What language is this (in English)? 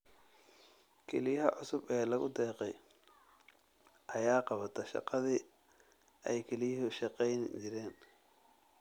Somali